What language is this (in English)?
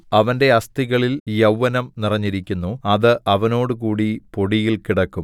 Malayalam